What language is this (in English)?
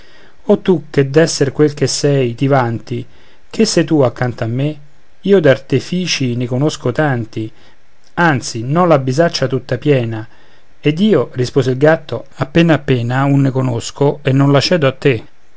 Italian